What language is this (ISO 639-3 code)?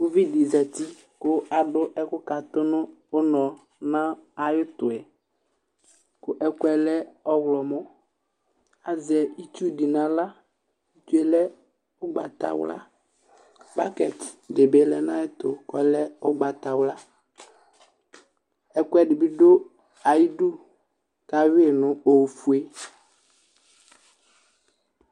kpo